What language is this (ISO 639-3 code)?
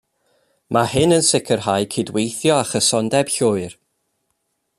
cym